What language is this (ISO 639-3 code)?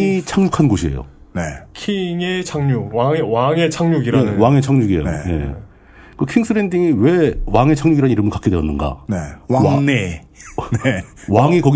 kor